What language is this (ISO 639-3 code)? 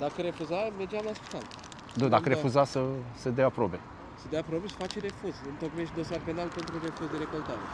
ron